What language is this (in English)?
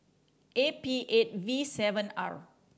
English